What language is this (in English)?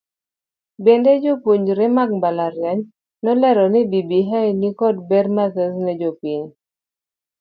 Luo (Kenya and Tanzania)